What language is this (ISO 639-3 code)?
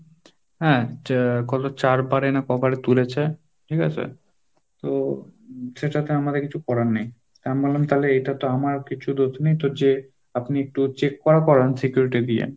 ben